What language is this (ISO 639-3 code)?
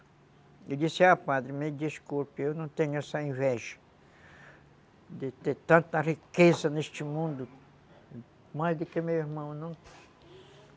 por